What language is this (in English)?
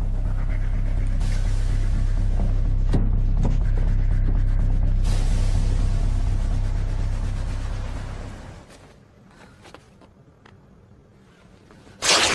Vietnamese